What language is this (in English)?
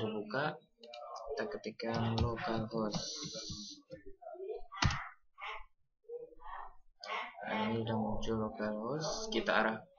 Indonesian